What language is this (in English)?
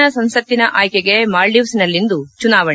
Kannada